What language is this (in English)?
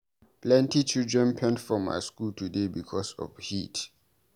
Nigerian Pidgin